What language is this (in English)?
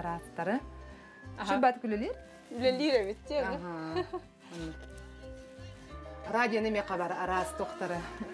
Arabic